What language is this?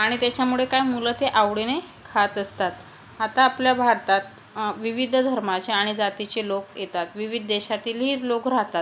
Marathi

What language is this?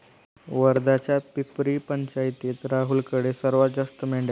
Marathi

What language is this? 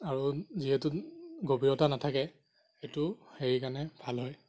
Assamese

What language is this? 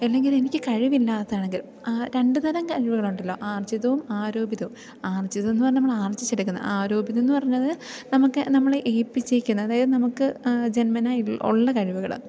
Malayalam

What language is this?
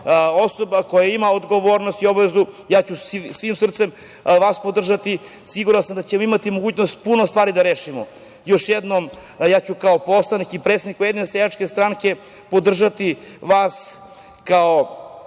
Serbian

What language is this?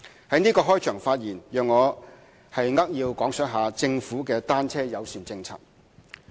Cantonese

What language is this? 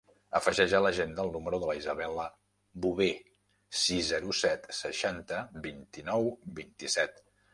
Catalan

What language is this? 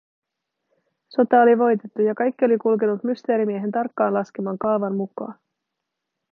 Finnish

